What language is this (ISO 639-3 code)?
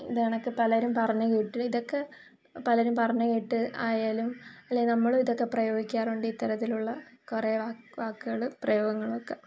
mal